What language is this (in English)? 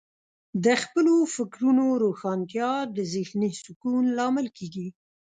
Pashto